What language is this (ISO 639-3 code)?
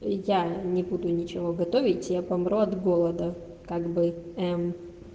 rus